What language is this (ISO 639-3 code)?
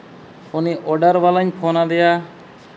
sat